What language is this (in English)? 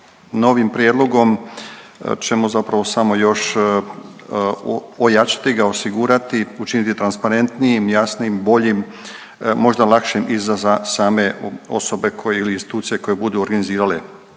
Croatian